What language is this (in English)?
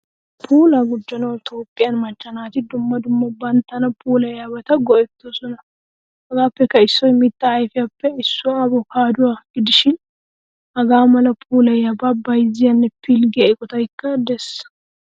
Wolaytta